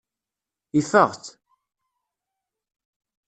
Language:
Kabyle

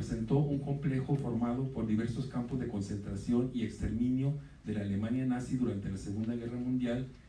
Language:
Spanish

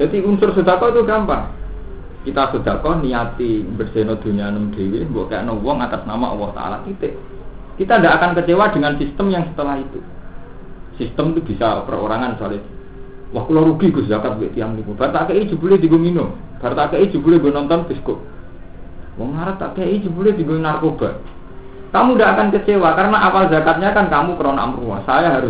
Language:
Indonesian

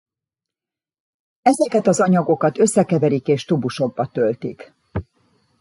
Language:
Hungarian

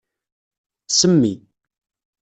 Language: Kabyle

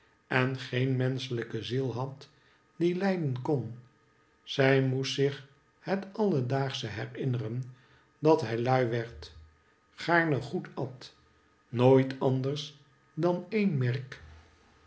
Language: Dutch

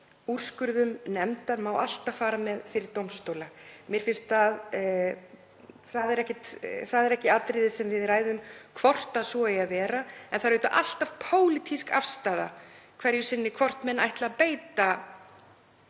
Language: Icelandic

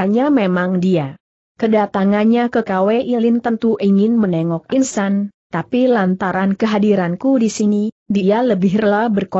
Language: Indonesian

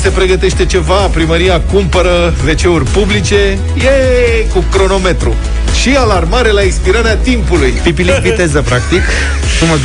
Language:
Romanian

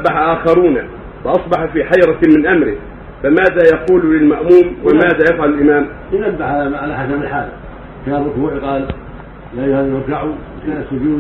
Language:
Arabic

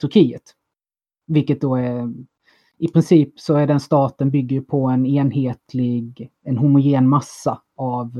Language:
Swedish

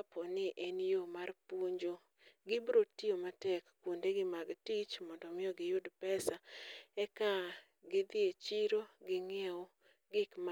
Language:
Luo (Kenya and Tanzania)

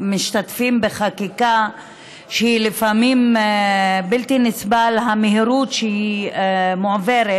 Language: Hebrew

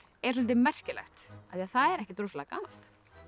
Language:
Icelandic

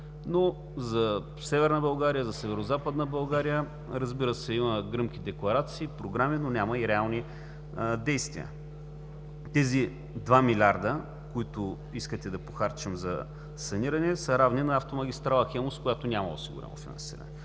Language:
Bulgarian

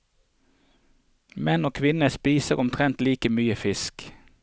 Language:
Norwegian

